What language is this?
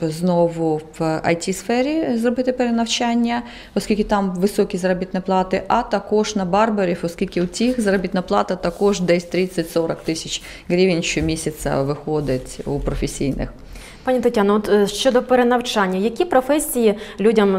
Ukrainian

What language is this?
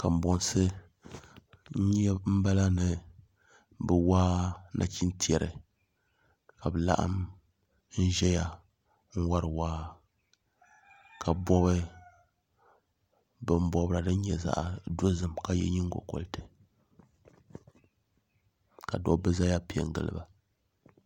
Dagbani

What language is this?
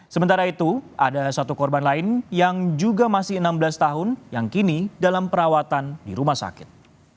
Indonesian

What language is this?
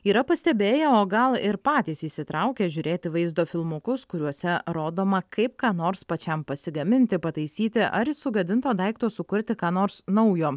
Lithuanian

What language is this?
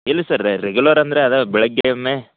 Kannada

